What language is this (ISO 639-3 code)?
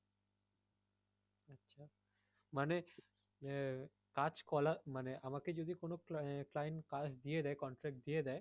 ben